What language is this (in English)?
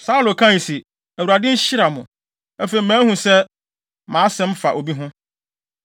Akan